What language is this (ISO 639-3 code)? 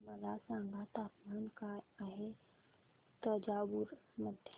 mar